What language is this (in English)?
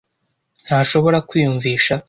Kinyarwanda